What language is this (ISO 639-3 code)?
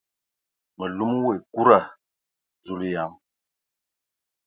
ewo